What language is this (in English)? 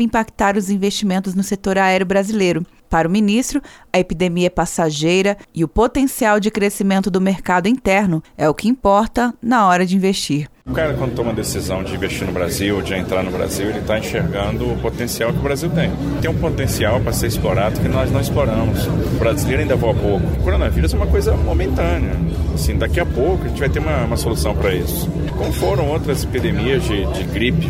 Portuguese